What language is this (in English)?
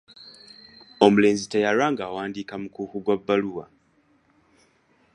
Ganda